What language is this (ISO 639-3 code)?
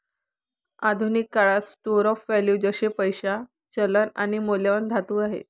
mar